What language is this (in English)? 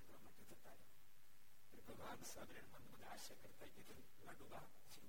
Gujarati